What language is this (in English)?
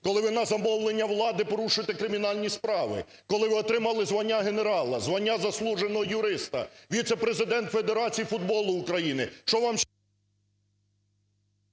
Ukrainian